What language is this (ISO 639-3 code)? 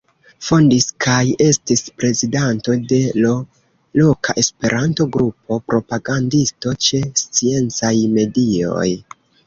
epo